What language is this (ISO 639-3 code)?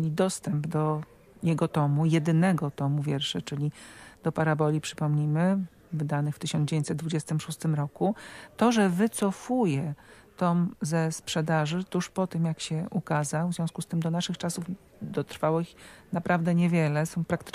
pol